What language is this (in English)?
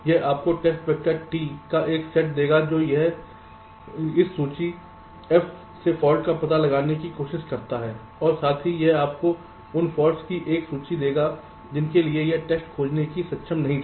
Hindi